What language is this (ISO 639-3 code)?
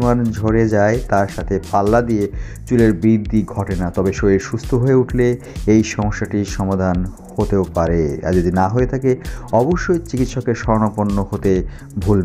hin